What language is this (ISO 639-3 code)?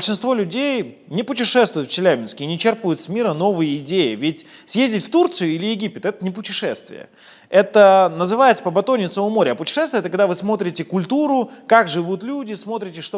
rus